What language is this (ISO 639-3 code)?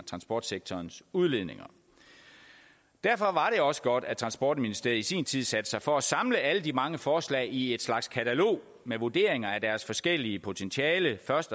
dan